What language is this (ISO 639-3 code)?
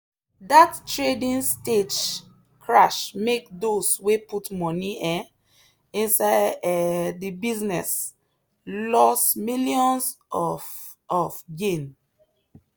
pcm